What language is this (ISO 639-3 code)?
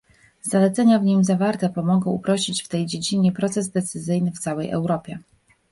pol